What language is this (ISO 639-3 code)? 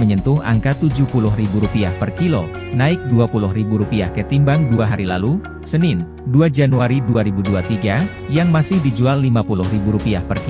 ind